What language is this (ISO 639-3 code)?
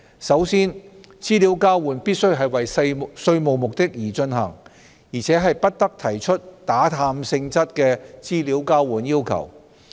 yue